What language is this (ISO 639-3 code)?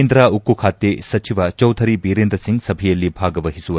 kan